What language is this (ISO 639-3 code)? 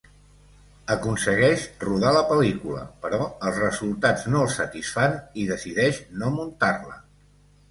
cat